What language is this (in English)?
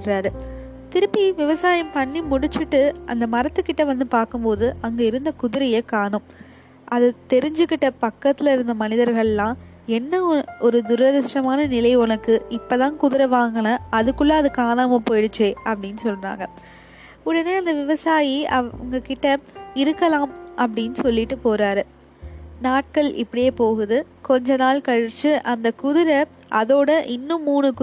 Tamil